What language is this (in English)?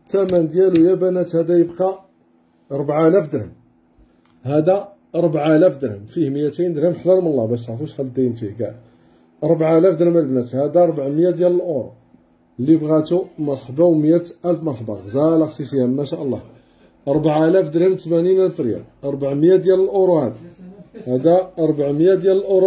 Arabic